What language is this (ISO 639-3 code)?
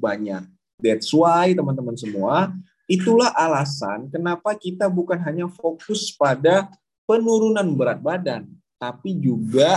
ind